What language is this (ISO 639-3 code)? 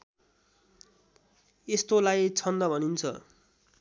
nep